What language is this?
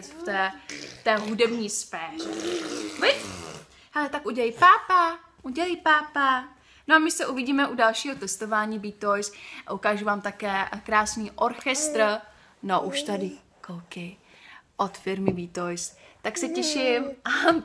Czech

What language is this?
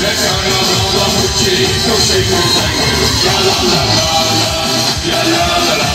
Dutch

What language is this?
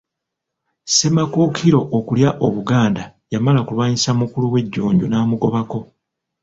Ganda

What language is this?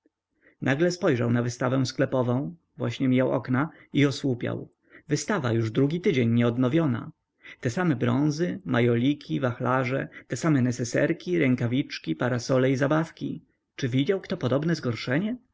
Polish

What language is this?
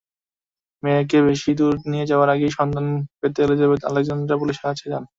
Bangla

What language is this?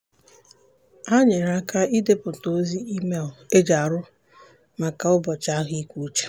Igbo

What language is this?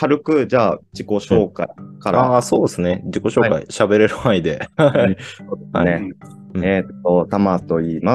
Japanese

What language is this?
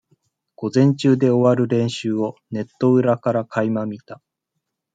Japanese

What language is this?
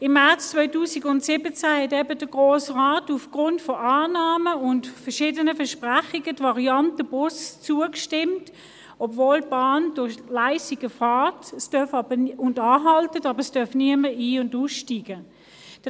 Swiss German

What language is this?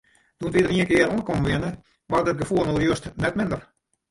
Western Frisian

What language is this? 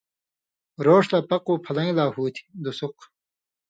Indus Kohistani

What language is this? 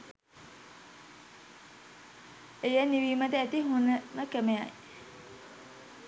Sinhala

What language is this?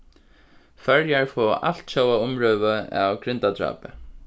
Faroese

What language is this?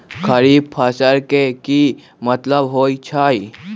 Magahi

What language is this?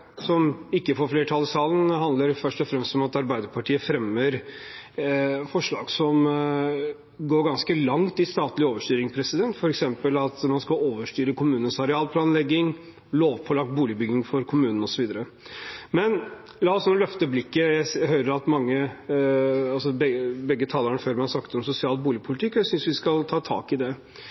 Norwegian Bokmål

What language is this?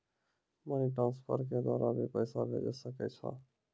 Maithili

